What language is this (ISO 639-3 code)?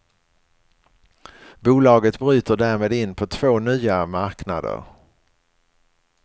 swe